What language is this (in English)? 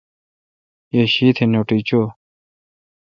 Kalkoti